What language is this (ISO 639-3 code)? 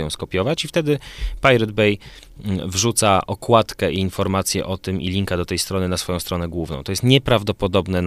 pol